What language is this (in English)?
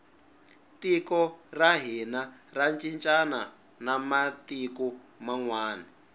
Tsonga